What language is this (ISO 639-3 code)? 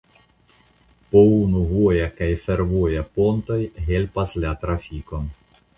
epo